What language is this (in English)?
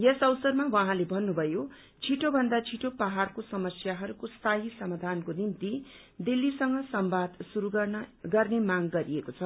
Nepali